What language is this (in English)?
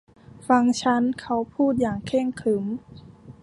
Thai